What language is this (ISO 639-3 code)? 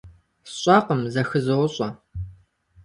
kbd